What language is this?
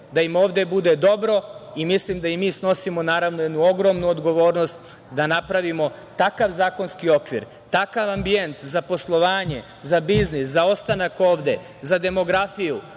Serbian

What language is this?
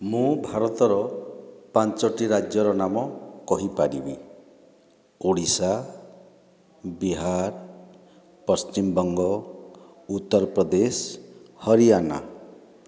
Odia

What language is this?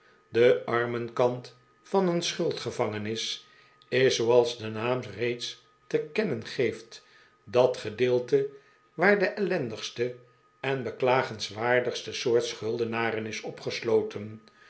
Dutch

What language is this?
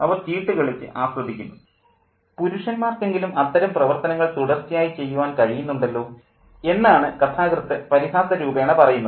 Malayalam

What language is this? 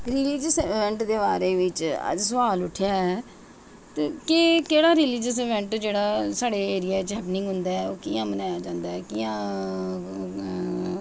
Dogri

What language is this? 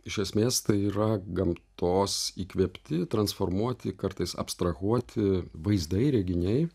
Lithuanian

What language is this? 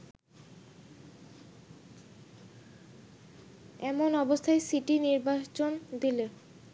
Bangla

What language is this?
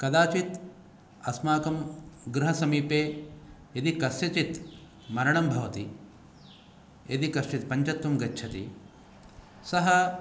Sanskrit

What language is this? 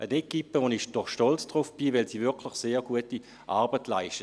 Swiss German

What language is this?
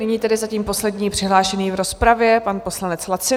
Czech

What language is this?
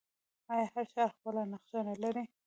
Pashto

